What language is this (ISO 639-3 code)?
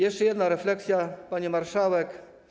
pol